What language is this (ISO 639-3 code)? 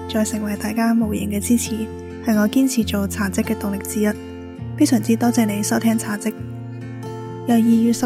zho